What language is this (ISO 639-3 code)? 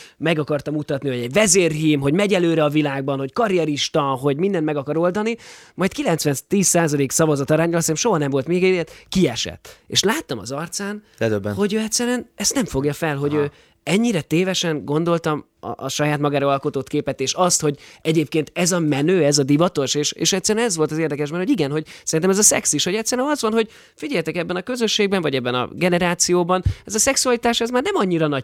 hun